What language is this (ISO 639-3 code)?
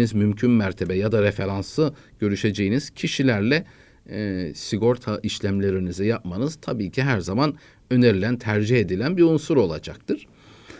tur